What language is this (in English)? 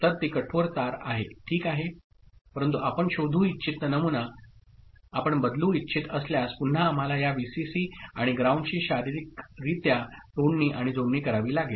Marathi